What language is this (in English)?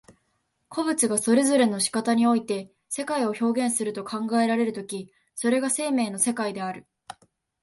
Japanese